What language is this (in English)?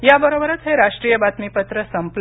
Marathi